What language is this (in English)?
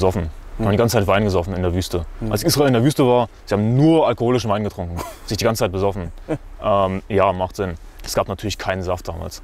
German